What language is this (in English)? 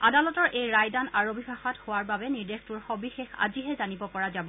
Assamese